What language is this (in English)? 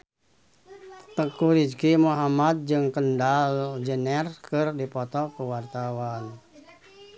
Sundanese